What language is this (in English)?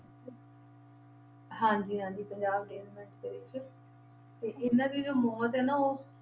Punjabi